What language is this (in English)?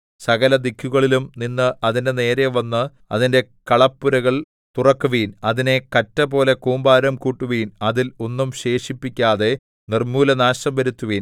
Malayalam